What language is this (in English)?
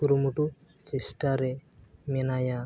Santali